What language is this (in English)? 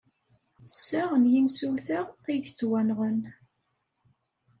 Kabyle